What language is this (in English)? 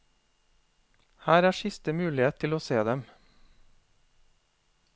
Norwegian